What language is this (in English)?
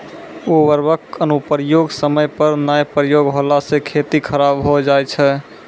Maithili